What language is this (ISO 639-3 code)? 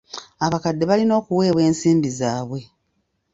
lug